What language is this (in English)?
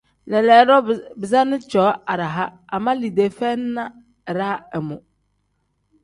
Tem